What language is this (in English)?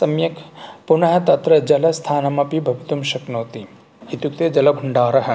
Sanskrit